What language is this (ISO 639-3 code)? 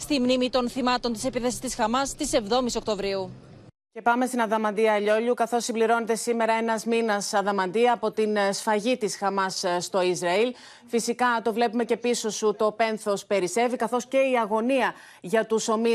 ell